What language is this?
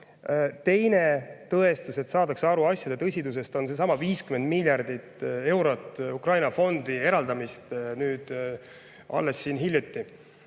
Estonian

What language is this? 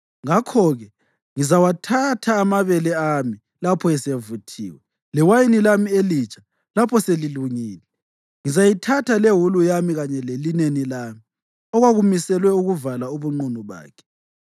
North Ndebele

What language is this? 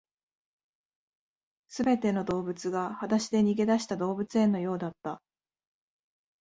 Japanese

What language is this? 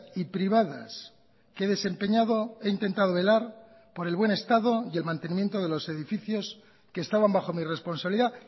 Spanish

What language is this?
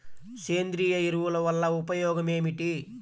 Telugu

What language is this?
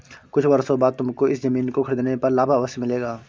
Hindi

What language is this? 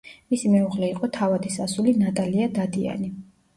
Georgian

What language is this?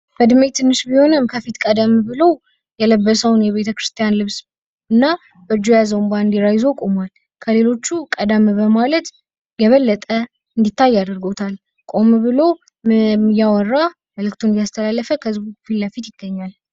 Amharic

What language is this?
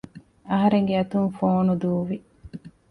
Divehi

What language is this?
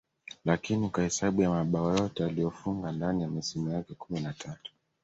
Swahili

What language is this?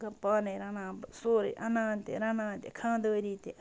Kashmiri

